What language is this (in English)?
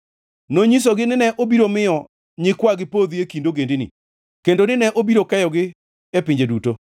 Luo (Kenya and Tanzania)